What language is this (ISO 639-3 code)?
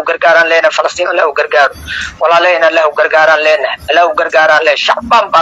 ara